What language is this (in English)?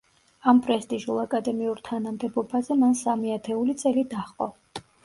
Georgian